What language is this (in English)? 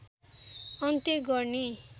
Nepali